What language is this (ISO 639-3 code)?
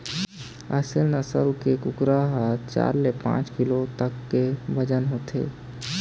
hne